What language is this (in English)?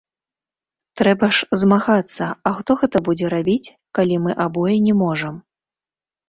Belarusian